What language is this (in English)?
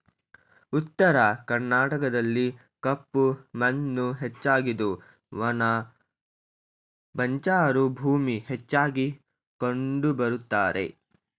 Kannada